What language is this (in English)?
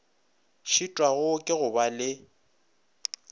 Northern Sotho